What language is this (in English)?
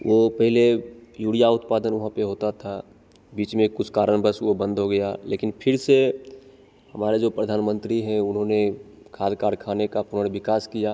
Hindi